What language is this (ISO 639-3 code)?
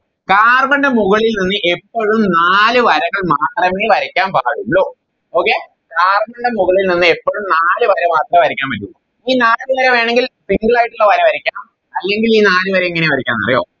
mal